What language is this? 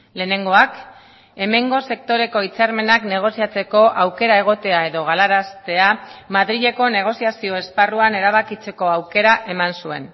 Basque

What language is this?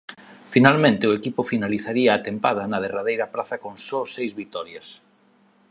Galician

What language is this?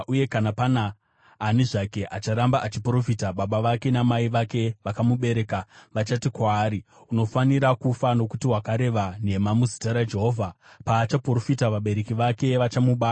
Shona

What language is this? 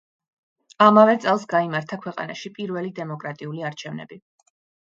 Georgian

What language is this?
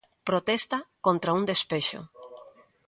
Galician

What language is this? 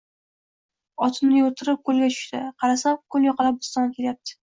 Uzbek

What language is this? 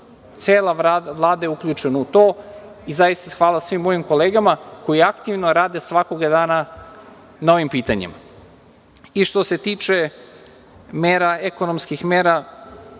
Serbian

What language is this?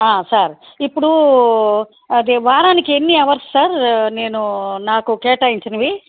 Telugu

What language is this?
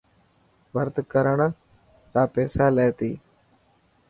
Dhatki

